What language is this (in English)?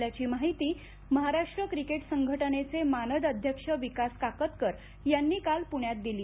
Marathi